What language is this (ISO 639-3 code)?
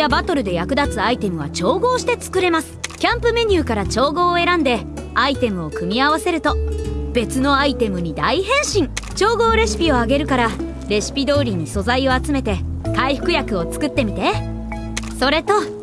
jpn